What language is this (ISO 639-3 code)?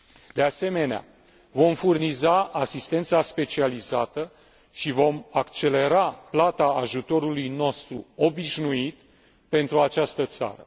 ron